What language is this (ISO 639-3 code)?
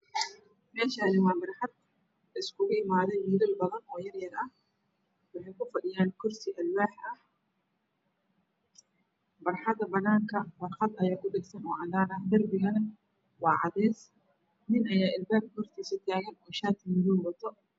som